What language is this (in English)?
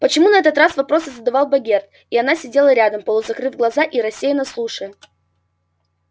Russian